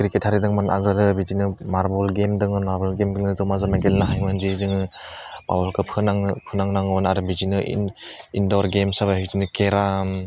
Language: Bodo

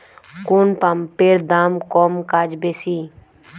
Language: Bangla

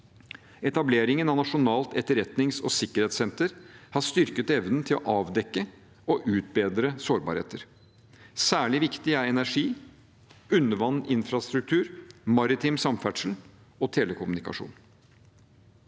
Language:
Norwegian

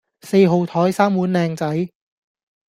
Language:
Cantonese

